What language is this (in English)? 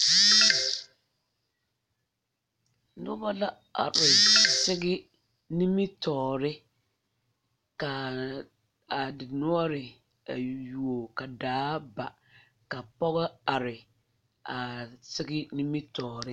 Southern Dagaare